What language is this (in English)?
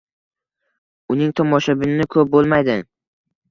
Uzbek